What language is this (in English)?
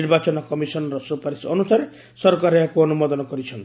Odia